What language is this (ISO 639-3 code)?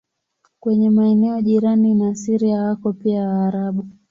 swa